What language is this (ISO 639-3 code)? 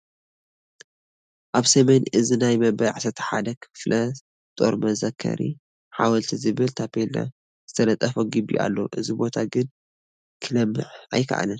tir